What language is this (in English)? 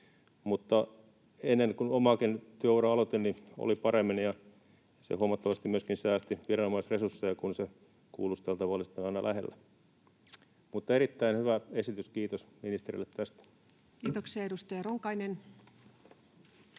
Finnish